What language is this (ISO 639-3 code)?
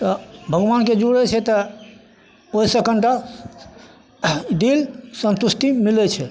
mai